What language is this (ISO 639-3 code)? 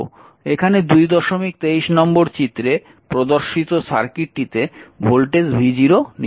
ben